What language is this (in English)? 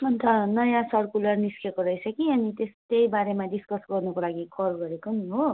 Nepali